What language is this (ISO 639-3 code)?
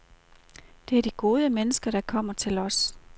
dan